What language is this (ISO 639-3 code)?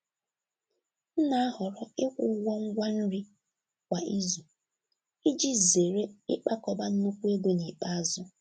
ibo